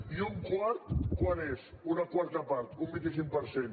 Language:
Catalan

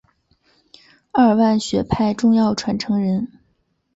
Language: Chinese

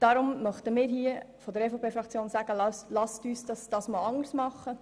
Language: Swiss German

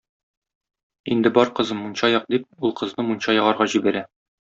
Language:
Tatar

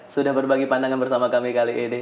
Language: Indonesian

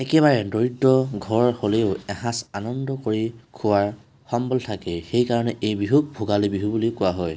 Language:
Assamese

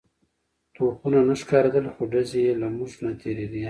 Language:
Pashto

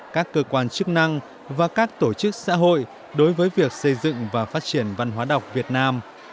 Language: Vietnamese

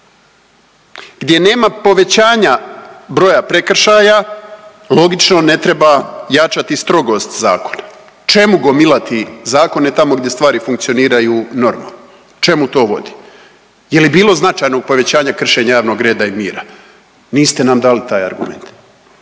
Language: Croatian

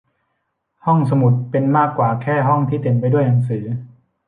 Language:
Thai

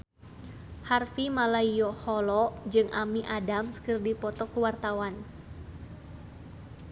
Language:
Sundanese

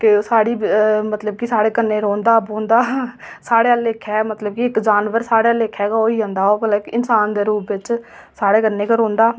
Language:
Dogri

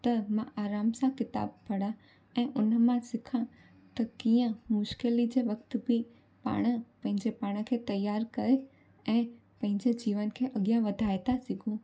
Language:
Sindhi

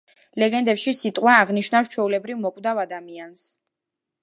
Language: Georgian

